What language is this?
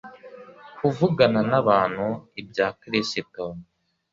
Kinyarwanda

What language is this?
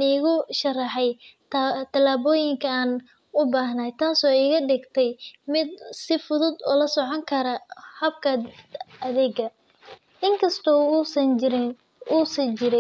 Somali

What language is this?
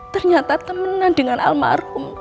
Indonesian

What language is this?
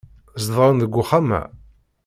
Kabyle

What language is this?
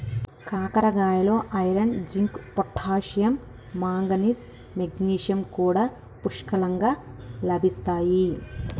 Telugu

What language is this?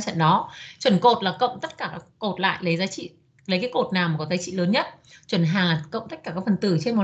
Vietnamese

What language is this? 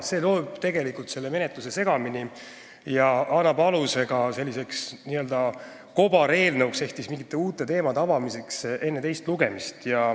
Estonian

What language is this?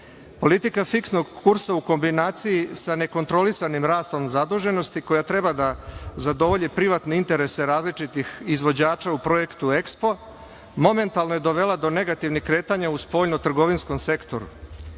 Serbian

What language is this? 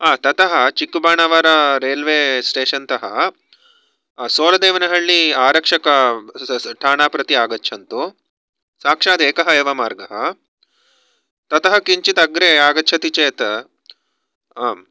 Sanskrit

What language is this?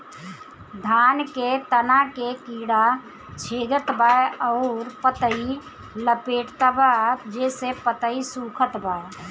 Bhojpuri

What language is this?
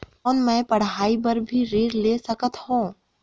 Chhattisgarhi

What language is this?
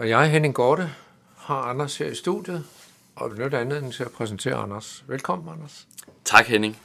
Danish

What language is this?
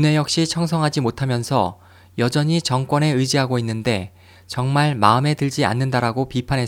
Korean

